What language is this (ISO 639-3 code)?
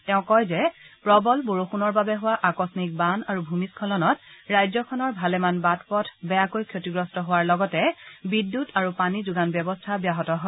asm